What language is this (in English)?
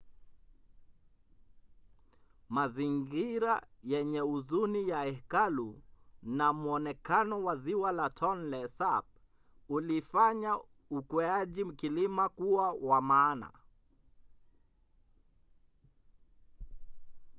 Swahili